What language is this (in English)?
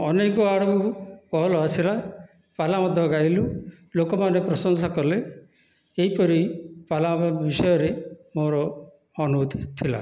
Odia